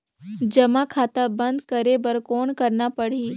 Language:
Chhattisgarhi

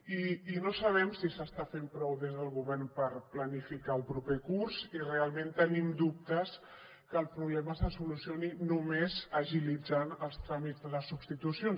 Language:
Catalan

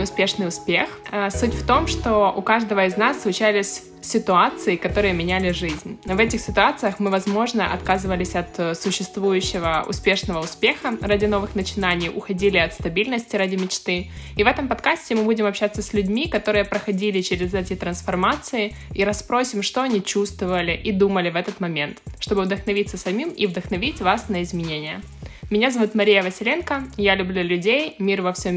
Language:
Russian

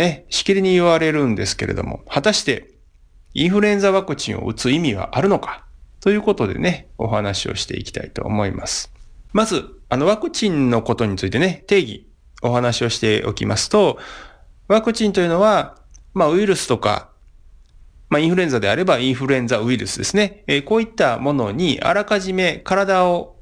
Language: Japanese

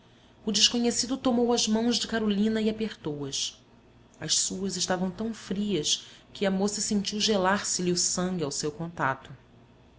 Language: Portuguese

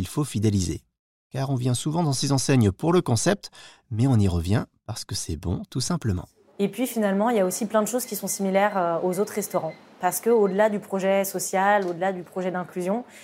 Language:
French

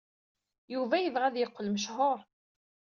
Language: Kabyle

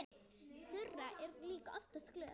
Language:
Icelandic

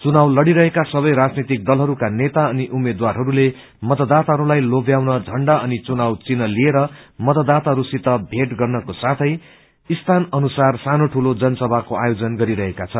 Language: Nepali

